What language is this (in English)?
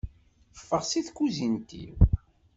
Kabyle